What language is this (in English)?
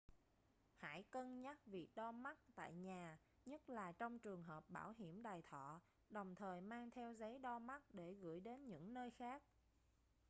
Vietnamese